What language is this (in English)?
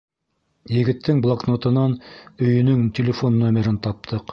Bashkir